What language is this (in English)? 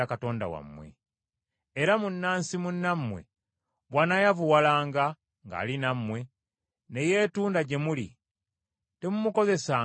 Ganda